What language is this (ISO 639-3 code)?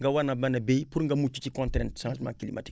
wol